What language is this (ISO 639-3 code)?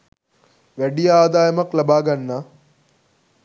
sin